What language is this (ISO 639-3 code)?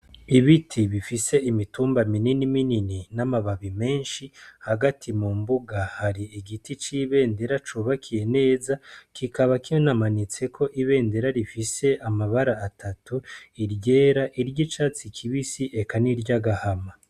run